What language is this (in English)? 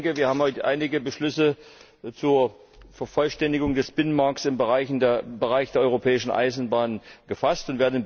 German